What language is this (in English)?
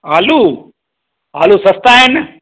Sindhi